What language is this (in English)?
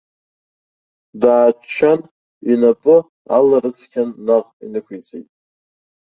Abkhazian